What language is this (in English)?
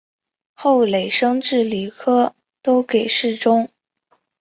Chinese